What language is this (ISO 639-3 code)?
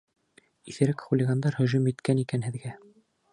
bak